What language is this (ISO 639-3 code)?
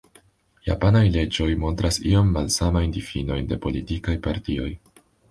epo